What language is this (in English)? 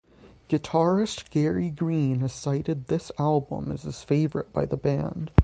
English